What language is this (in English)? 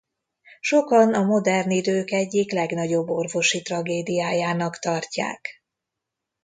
Hungarian